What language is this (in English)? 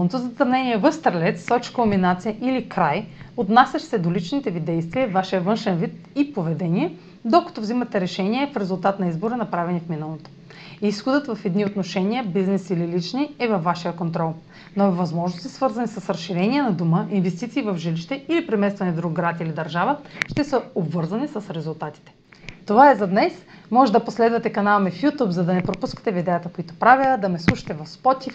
Bulgarian